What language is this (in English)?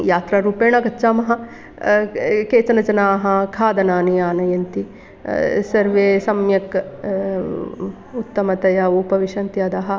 Sanskrit